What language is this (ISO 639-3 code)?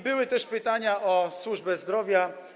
pol